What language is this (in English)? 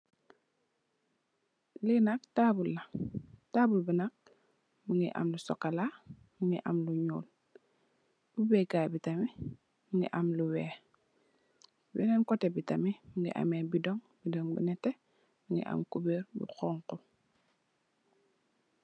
Wolof